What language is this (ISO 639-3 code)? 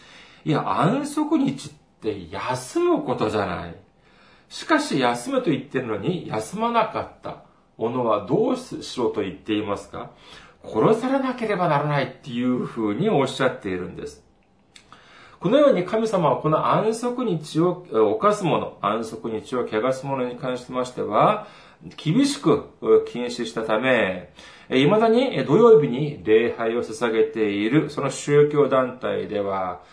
jpn